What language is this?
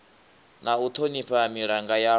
Venda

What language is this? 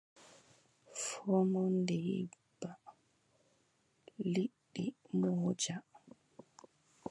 Adamawa Fulfulde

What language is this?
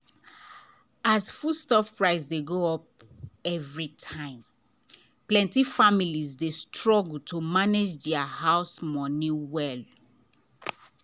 Nigerian Pidgin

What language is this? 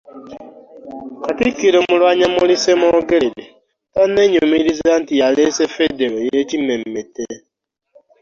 Ganda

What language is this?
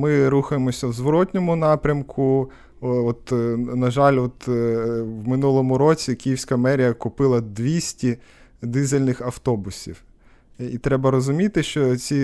Ukrainian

